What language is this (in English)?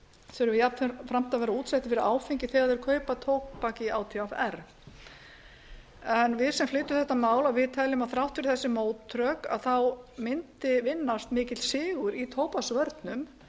Icelandic